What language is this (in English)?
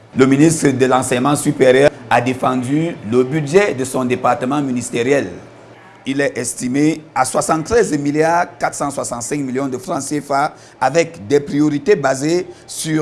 French